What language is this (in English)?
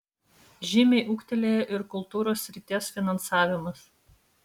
Lithuanian